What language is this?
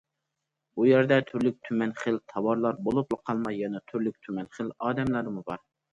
Uyghur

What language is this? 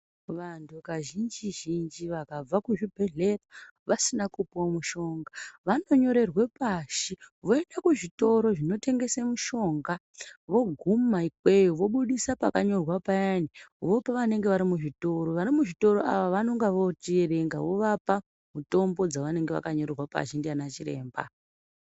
Ndau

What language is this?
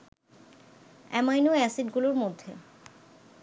Bangla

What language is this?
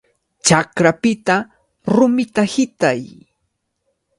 Cajatambo North Lima Quechua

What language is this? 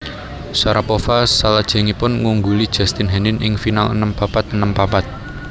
Javanese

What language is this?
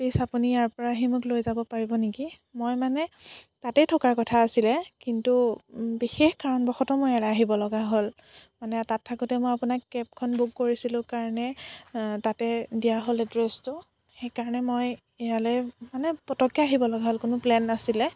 Assamese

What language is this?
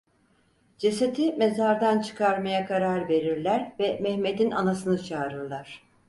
Turkish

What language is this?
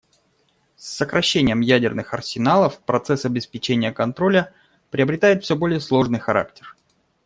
Russian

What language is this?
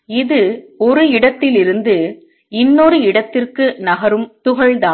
Tamil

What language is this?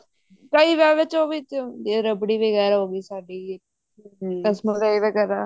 Punjabi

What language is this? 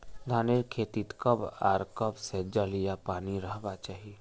Magahi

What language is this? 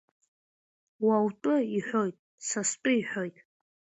Abkhazian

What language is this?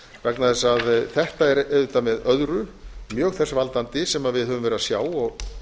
Icelandic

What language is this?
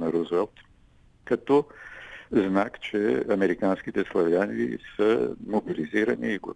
Bulgarian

